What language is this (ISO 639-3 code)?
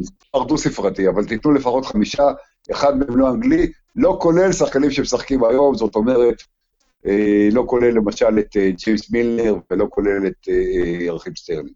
heb